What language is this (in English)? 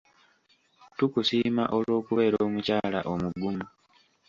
Ganda